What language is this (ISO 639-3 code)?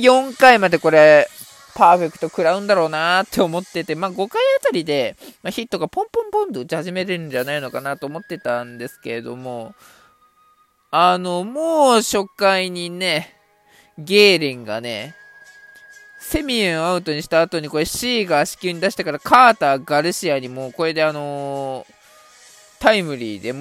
jpn